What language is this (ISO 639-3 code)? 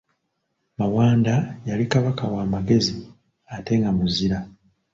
lug